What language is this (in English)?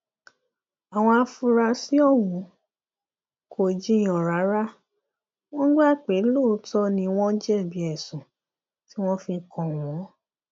Yoruba